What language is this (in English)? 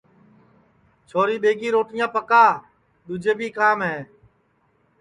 Sansi